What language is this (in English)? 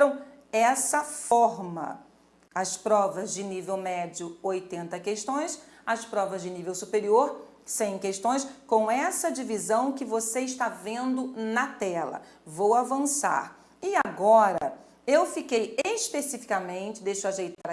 Portuguese